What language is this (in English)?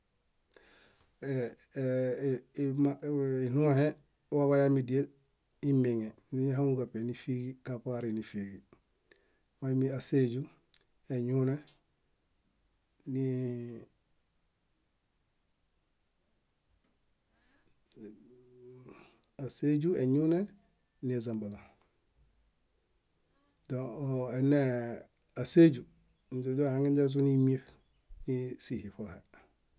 Bayot